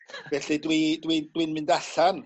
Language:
Welsh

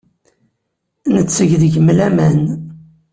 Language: Kabyle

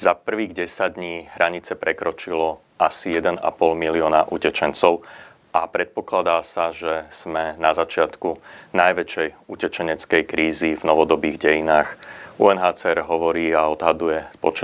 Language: Slovak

